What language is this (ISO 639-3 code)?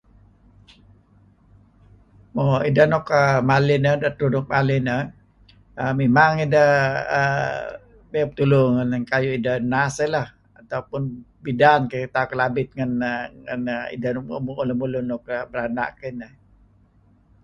kzi